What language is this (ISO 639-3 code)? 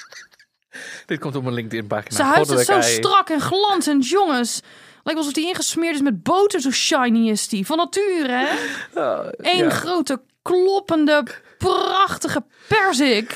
nld